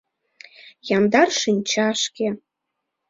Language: Mari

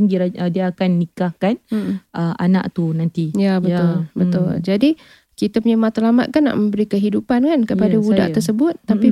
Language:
Malay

